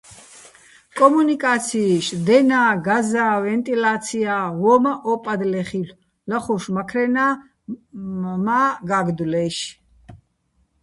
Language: Bats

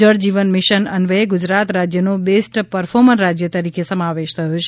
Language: Gujarati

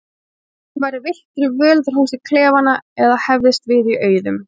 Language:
Icelandic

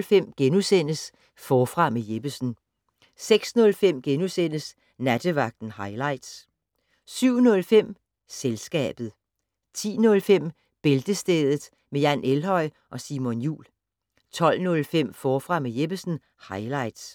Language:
Danish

